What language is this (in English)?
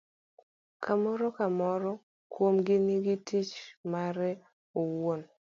Luo (Kenya and Tanzania)